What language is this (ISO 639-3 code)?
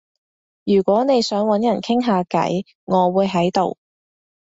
yue